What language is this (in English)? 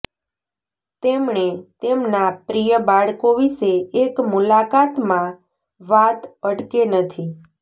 Gujarati